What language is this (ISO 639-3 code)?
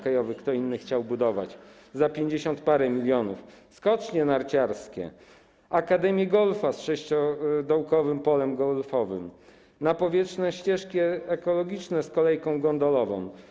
pol